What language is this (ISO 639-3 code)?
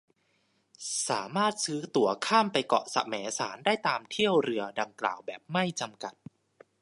tha